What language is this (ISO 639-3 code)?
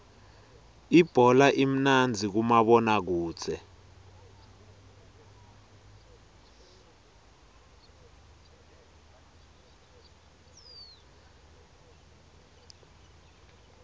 ssw